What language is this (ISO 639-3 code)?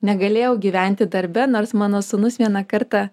lit